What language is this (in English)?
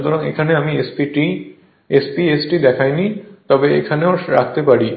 Bangla